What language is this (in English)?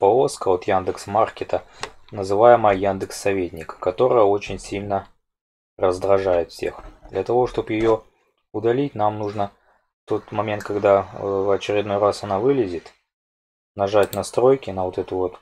Russian